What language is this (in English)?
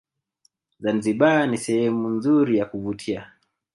Swahili